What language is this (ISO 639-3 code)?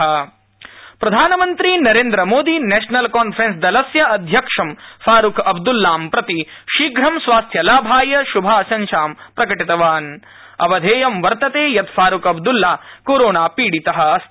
san